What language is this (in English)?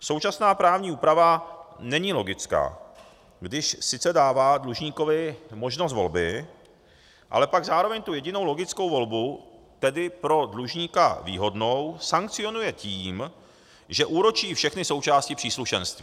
Czech